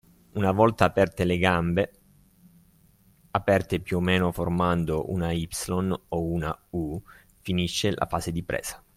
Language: Italian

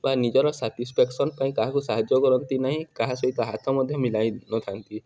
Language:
Odia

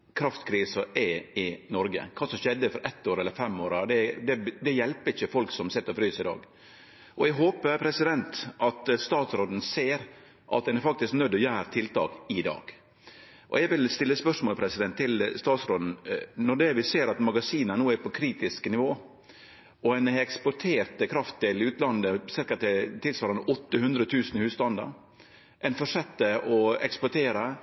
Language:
Norwegian Nynorsk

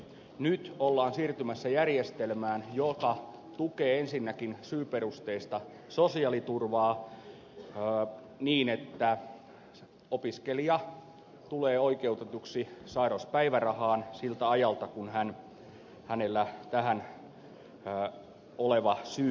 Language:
Finnish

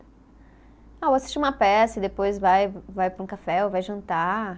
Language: Portuguese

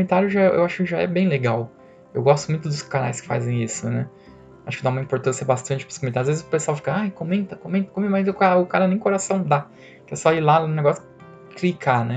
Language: Portuguese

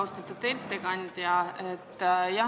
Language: Estonian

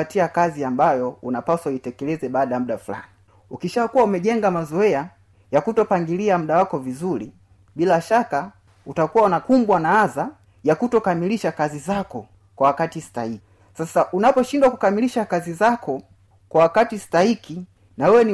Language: Swahili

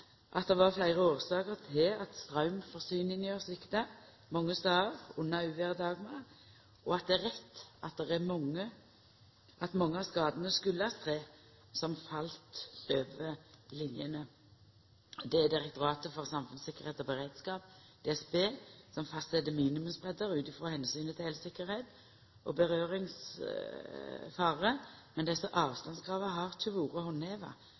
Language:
Norwegian Nynorsk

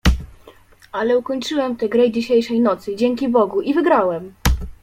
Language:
Polish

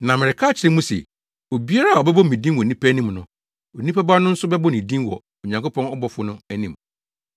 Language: Akan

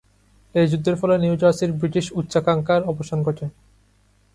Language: Bangla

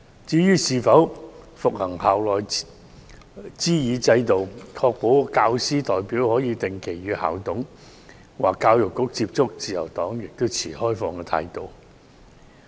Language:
Cantonese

